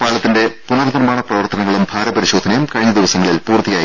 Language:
Malayalam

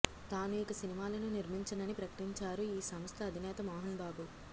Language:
Telugu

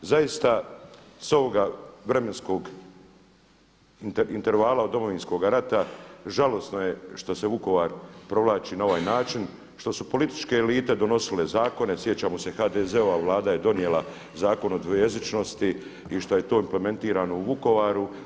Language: Croatian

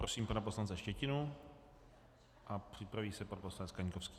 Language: Czech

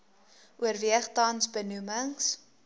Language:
Afrikaans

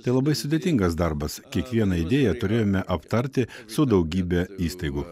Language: Lithuanian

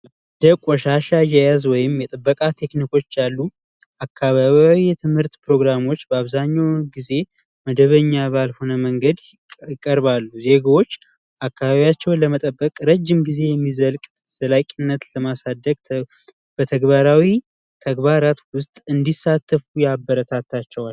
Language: Amharic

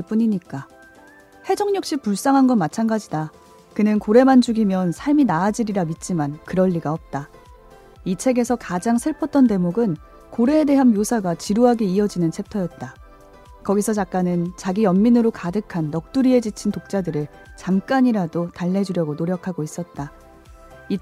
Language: Korean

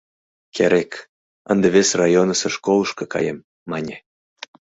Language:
Mari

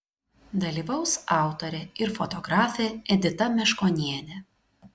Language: Lithuanian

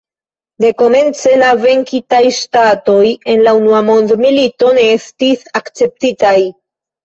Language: Esperanto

